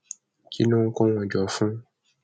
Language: Yoruba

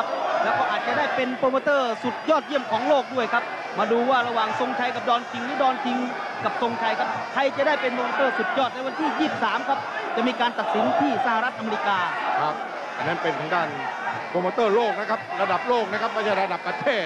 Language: Thai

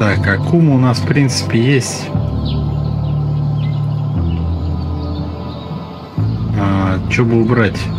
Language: Russian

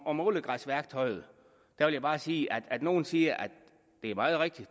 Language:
Danish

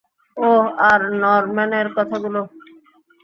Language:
Bangla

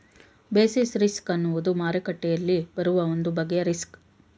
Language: Kannada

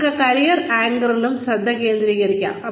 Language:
Malayalam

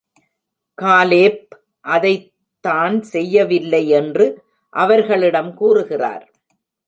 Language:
Tamil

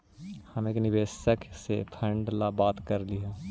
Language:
Magahi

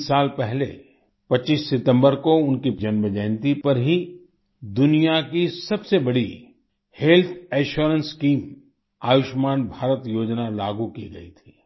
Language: Hindi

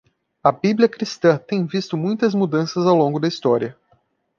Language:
Portuguese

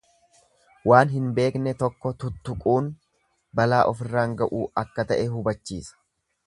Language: Oromo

